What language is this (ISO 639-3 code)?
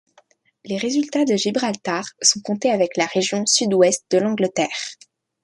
fra